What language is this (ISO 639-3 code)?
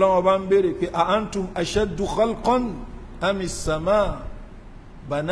ara